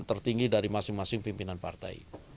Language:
Indonesian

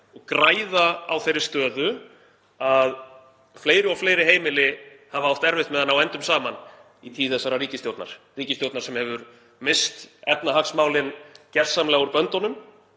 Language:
Icelandic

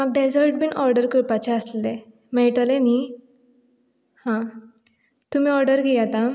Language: Konkani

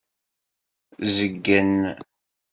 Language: Kabyle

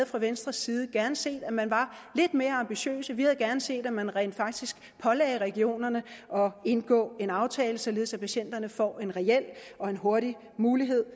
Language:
Danish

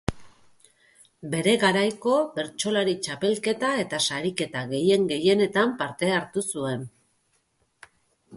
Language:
Basque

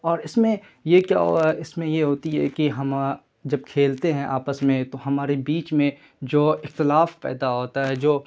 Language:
Urdu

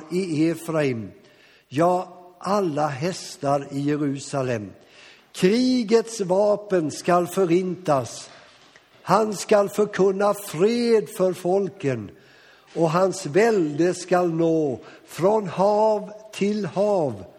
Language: Swedish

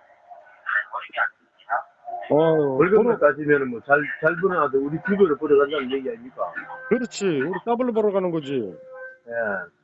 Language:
Korean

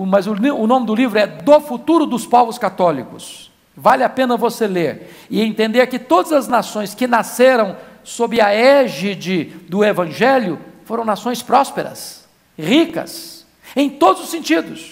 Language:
Portuguese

